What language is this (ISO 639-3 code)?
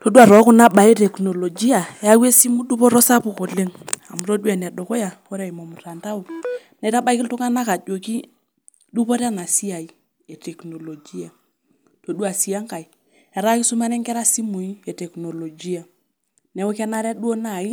mas